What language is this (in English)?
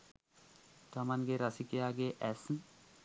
Sinhala